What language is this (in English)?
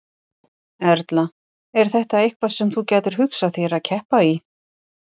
Icelandic